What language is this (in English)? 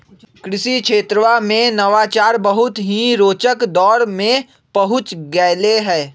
Magahi